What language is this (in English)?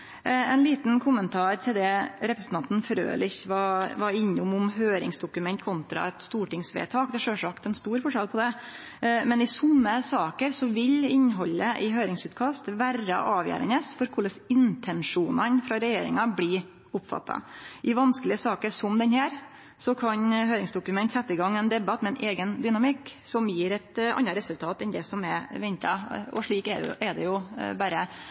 Norwegian Nynorsk